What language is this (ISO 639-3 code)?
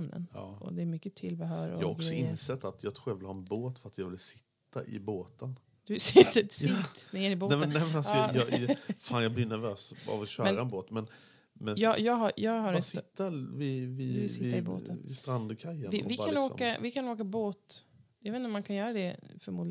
swe